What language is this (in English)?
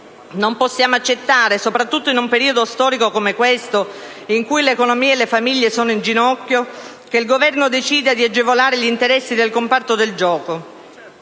Italian